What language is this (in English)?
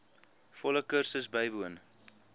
Afrikaans